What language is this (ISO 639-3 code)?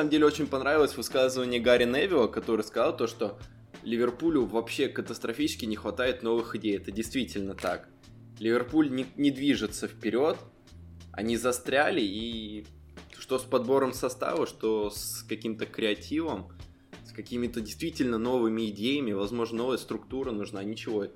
rus